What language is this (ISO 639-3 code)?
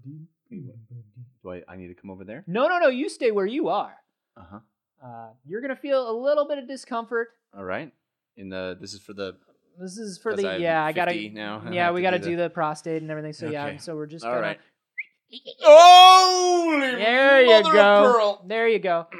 eng